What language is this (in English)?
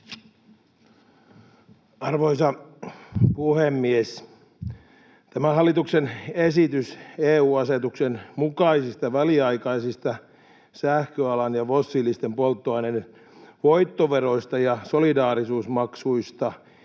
Finnish